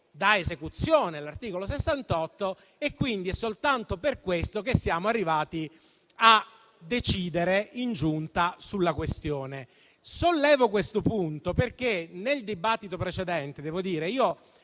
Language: Italian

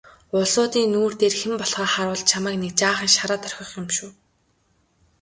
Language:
Mongolian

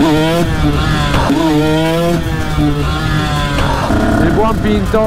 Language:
Italian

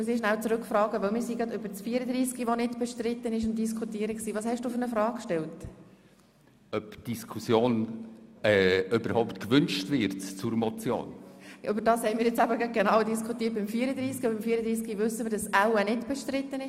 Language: Swiss German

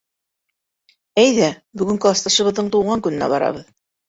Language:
Bashkir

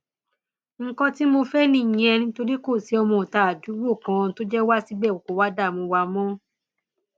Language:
Yoruba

